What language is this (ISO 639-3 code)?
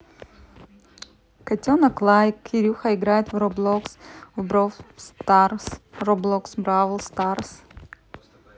rus